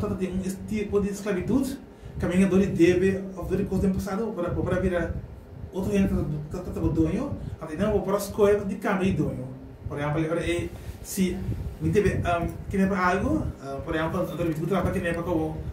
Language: Italian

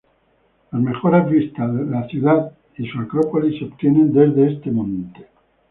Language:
Spanish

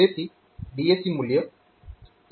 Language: Gujarati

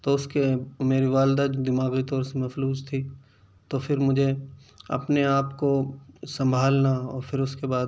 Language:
Urdu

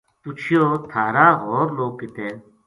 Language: Gujari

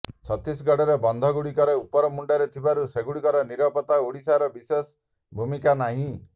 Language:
Odia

